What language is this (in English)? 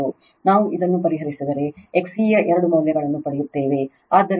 Kannada